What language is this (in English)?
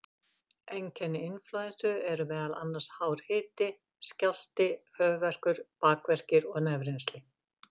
Icelandic